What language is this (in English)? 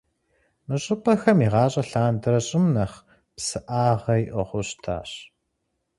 Kabardian